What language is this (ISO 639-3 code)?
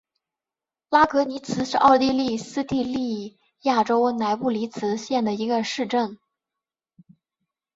zho